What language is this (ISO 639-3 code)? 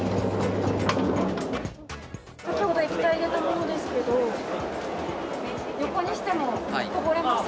jpn